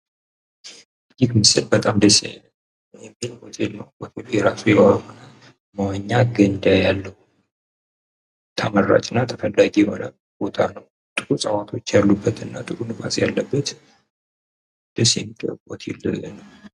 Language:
Amharic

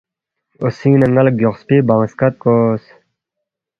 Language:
Balti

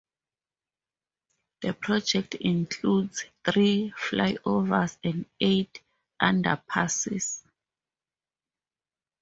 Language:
English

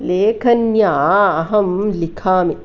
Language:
Sanskrit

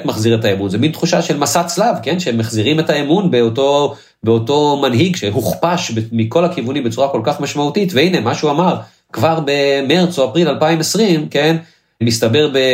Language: Hebrew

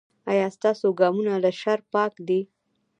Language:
Pashto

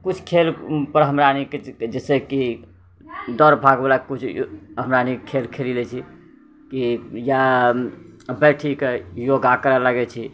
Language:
Maithili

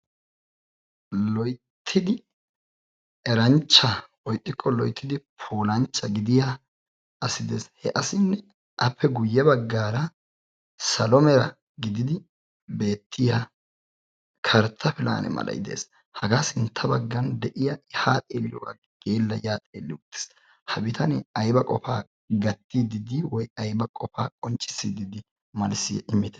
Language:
Wolaytta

